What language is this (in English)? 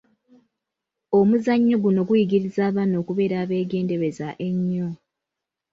Ganda